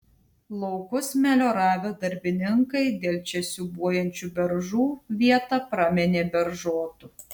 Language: Lithuanian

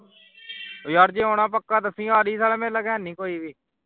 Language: Punjabi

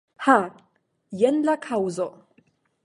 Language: Esperanto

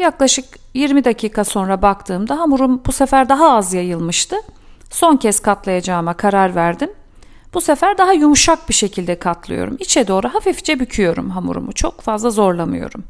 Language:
Turkish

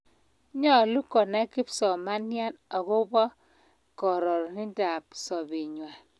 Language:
Kalenjin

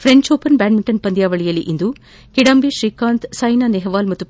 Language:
Kannada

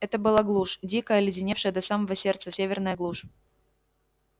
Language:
Russian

